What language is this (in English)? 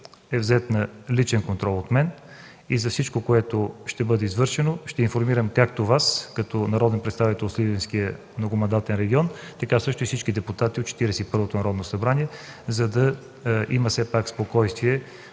Bulgarian